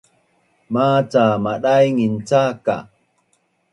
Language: Bunun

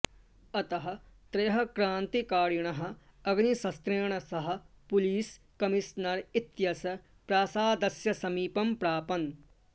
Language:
Sanskrit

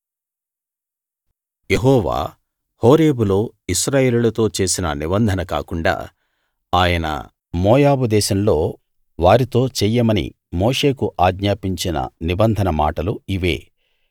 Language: Telugu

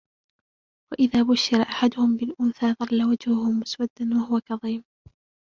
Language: Arabic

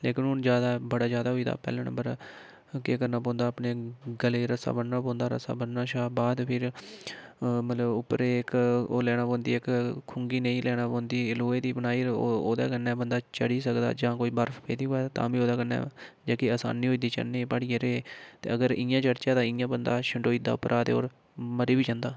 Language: Dogri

